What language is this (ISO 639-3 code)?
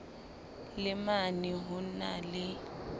sot